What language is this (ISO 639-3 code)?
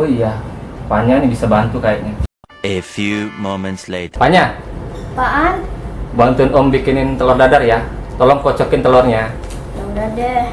ind